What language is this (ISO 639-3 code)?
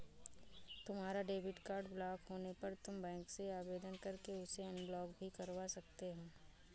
hin